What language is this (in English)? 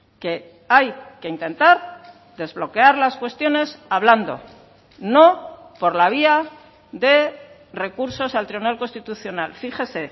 Spanish